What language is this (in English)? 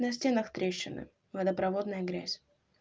Russian